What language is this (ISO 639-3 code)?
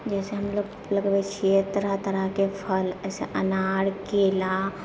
mai